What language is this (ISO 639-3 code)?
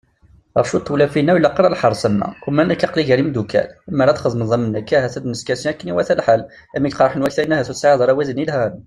kab